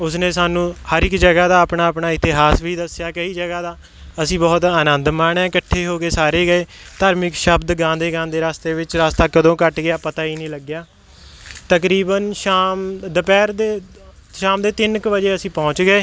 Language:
Punjabi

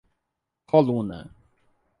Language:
Portuguese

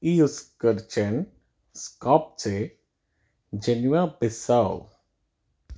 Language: Sindhi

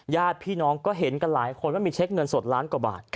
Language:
Thai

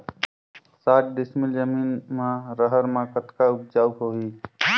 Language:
Chhattisgarhi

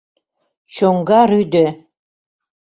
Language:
Mari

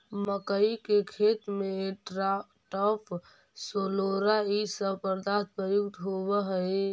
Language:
Magahi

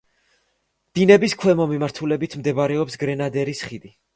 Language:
Georgian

